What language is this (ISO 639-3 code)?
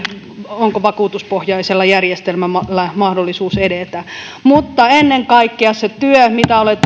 fin